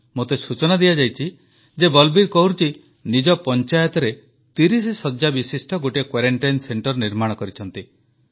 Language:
Odia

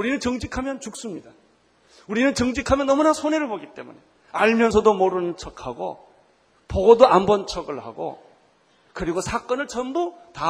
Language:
Korean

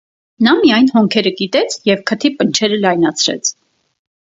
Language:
Armenian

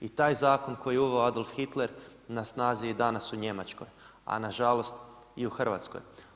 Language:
Croatian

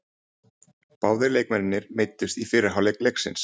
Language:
Icelandic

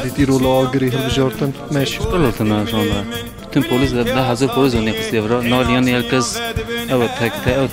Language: Turkish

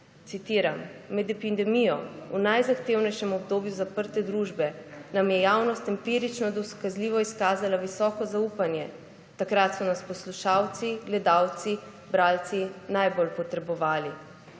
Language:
Slovenian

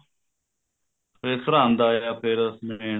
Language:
Punjabi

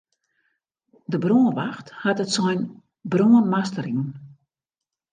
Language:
Western Frisian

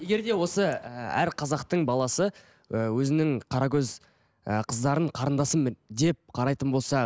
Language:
Kazakh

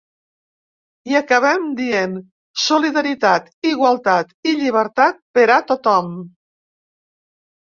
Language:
Catalan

